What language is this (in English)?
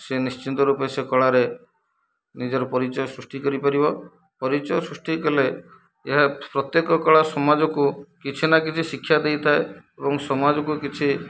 Odia